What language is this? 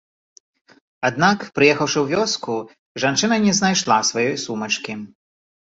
Belarusian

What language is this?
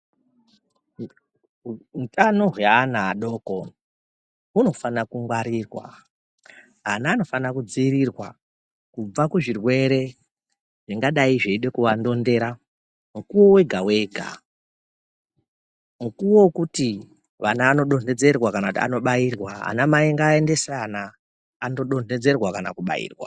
Ndau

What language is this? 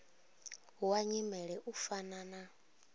Venda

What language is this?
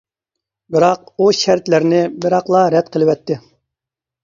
Uyghur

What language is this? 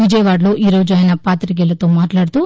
Telugu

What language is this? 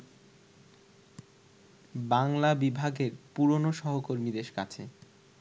Bangla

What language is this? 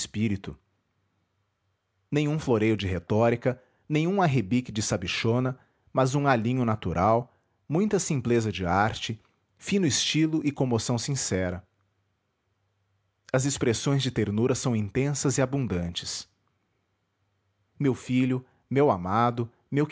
Portuguese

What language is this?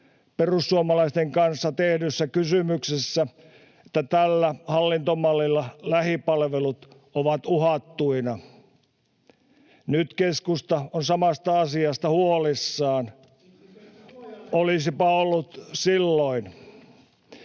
Finnish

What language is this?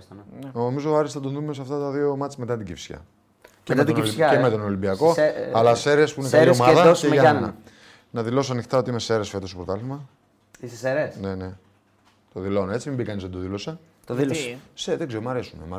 Greek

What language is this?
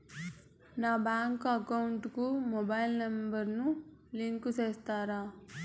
Telugu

